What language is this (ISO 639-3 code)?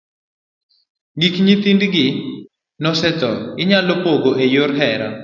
luo